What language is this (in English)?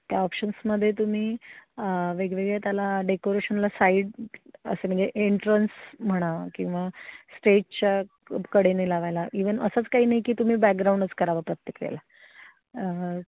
Marathi